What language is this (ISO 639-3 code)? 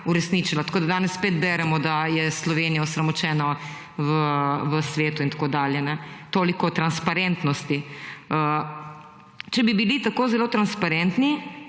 slv